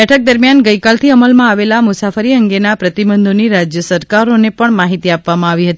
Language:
Gujarati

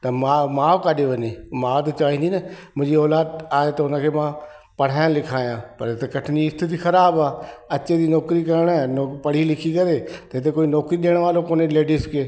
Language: Sindhi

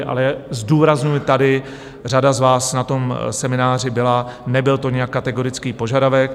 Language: Czech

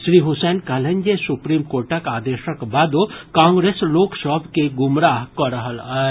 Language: Maithili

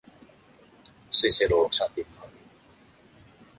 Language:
Cantonese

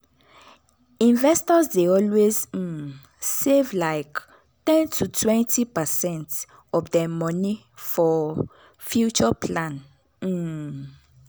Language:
Nigerian Pidgin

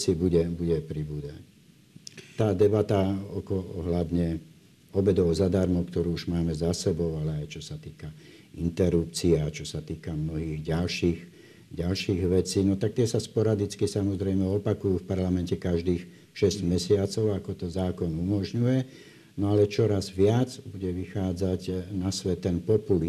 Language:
Slovak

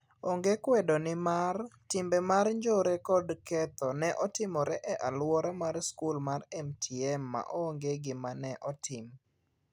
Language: Luo (Kenya and Tanzania)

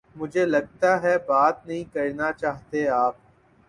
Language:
Urdu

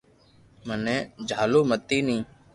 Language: Loarki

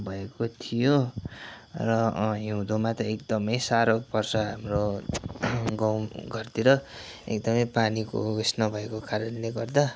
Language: Nepali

